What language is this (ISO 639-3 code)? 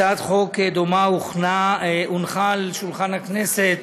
heb